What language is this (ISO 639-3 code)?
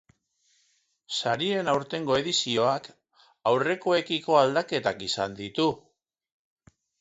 eus